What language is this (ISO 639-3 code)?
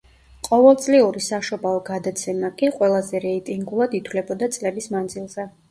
kat